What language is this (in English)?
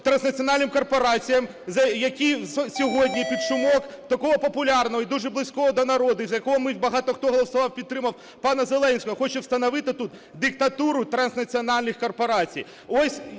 Ukrainian